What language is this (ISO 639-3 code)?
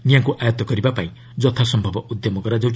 ori